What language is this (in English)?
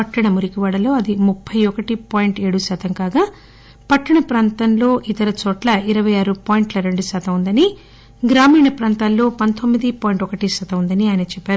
Telugu